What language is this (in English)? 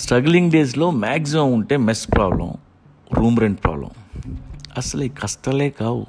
Telugu